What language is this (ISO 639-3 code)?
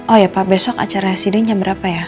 ind